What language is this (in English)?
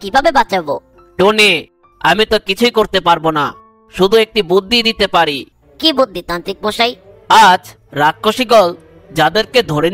Hindi